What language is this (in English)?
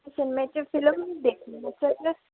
Punjabi